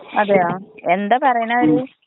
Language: Malayalam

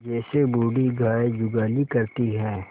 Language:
Hindi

